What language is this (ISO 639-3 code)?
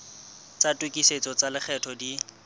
sot